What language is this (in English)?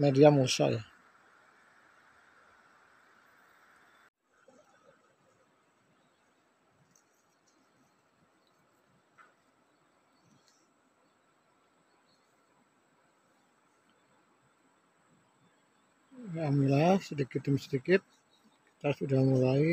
Indonesian